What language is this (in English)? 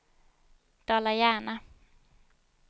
Swedish